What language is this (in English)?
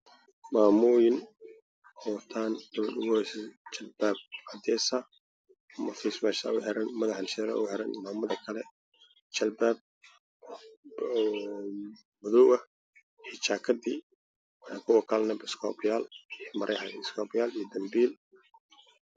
Somali